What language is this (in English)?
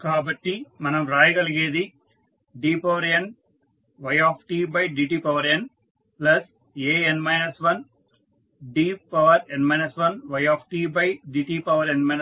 Telugu